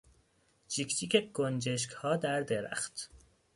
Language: Persian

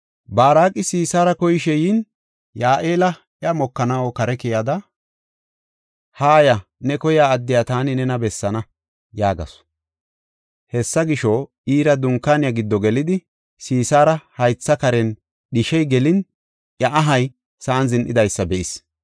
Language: Gofa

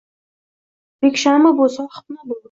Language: Uzbek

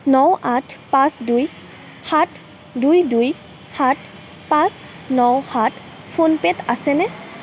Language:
Assamese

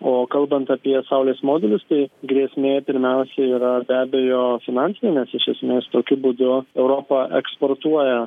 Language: Lithuanian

